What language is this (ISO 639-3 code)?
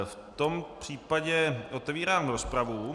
ces